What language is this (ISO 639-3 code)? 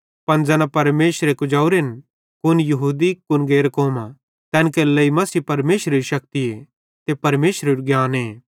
bhd